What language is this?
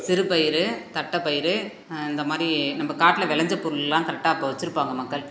Tamil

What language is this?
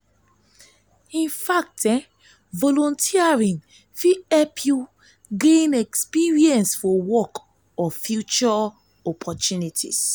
Nigerian Pidgin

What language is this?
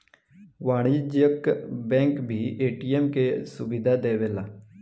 Bhojpuri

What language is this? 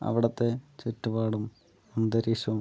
Malayalam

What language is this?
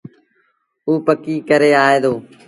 Sindhi Bhil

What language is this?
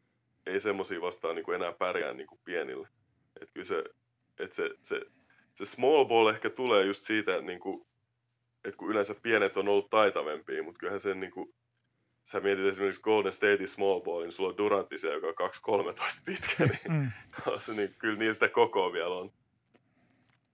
Finnish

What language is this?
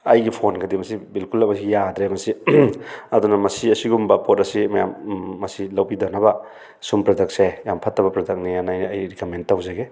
Manipuri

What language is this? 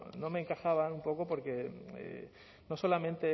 Spanish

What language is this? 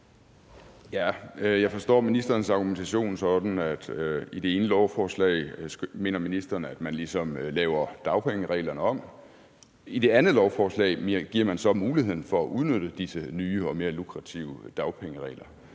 Danish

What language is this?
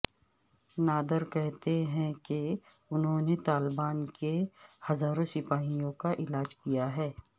Urdu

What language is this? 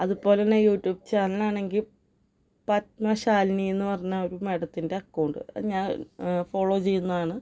Malayalam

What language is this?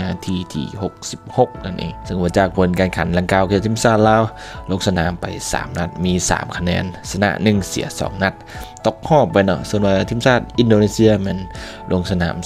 Thai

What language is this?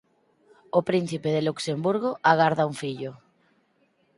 Galician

